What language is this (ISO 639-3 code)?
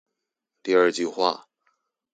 zho